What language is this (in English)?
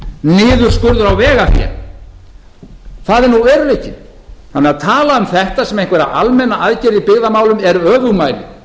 Icelandic